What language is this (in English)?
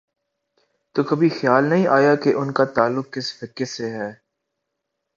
Urdu